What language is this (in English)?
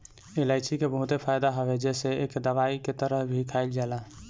Bhojpuri